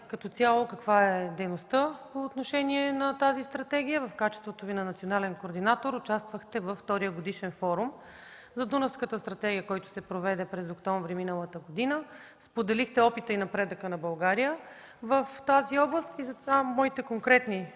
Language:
Bulgarian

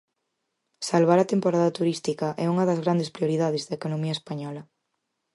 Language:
Galician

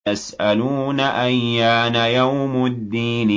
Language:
Arabic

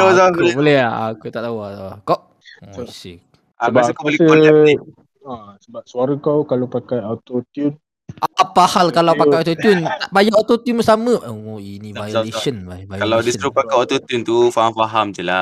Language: Malay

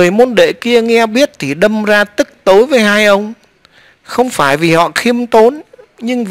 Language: Vietnamese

